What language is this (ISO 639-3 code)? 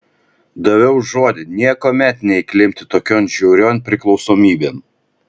lit